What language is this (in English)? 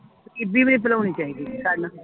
Punjabi